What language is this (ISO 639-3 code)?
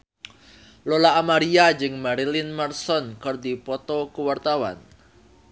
sun